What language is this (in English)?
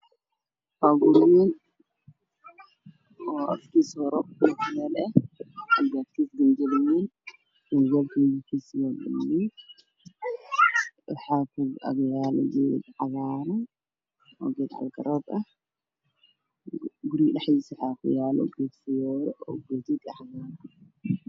Somali